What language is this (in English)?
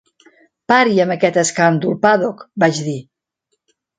Catalan